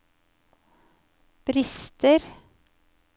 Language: Norwegian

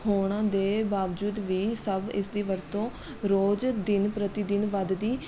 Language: Punjabi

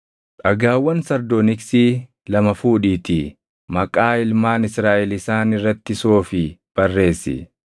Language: Oromo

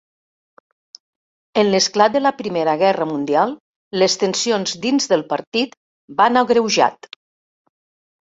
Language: Catalan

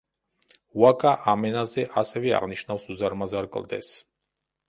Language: Georgian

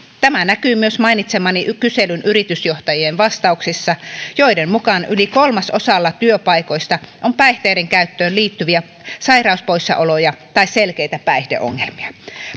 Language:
Finnish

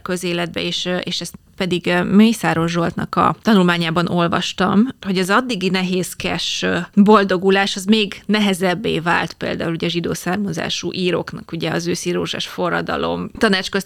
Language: Hungarian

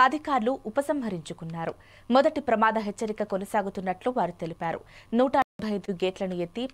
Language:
Telugu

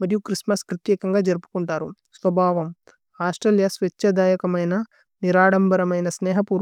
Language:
Tulu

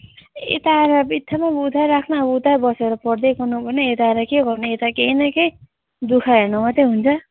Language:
Nepali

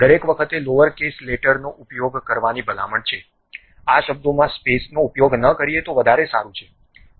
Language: Gujarati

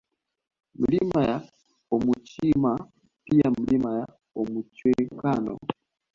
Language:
Swahili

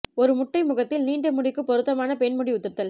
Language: Tamil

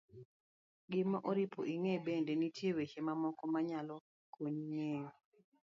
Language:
Luo (Kenya and Tanzania)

